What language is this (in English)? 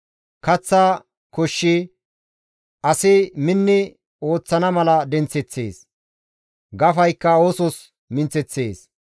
Gamo